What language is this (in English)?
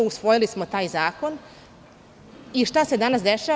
Serbian